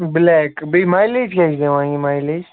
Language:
Kashmiri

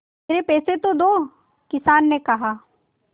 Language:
Hindi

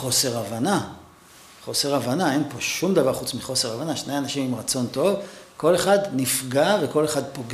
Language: Hebrew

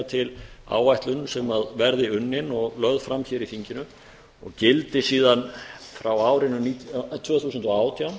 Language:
Icelandic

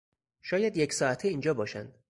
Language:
Persian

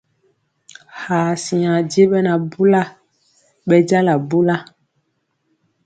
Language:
Mpiemo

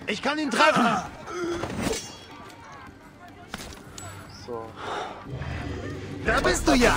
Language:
German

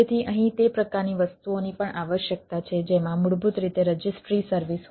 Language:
Gujarati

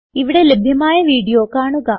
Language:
Malayalam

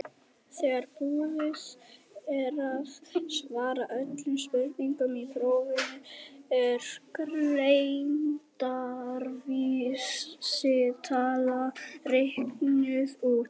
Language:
Icelandic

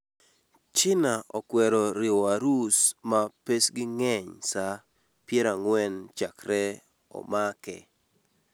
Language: Luo (Kenya and Tanzania)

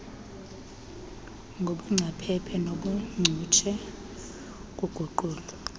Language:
Xhosa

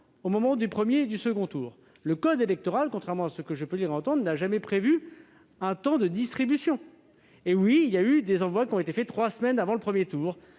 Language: French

